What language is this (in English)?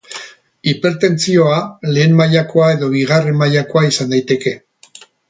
Basque